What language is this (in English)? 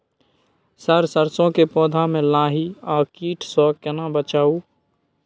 Maithili